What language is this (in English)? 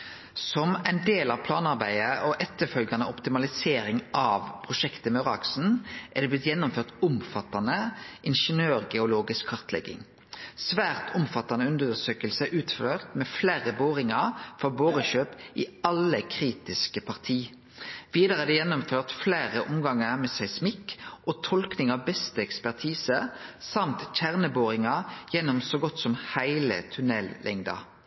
Norwegian Nynorsk